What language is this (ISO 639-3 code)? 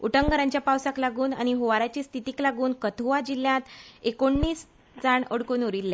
kok